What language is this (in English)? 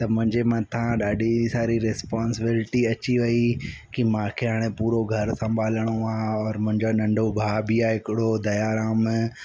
Sindhi